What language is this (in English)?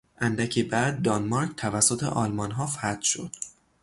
Persian